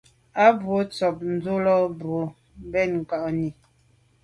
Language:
Medumba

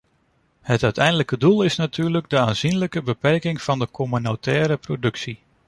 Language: Dutch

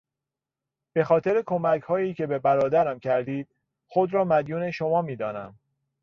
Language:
Persian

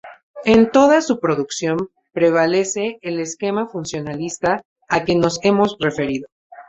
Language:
Spanish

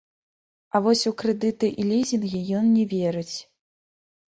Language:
Belarusian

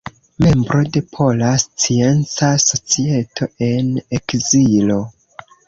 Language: Esperanto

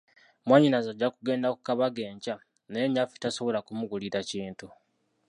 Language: Ganda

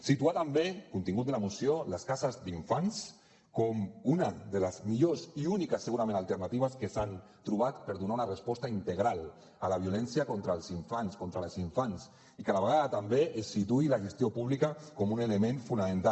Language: Catalan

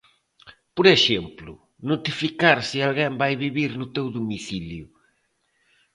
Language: Galician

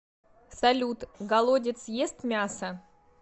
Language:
Russian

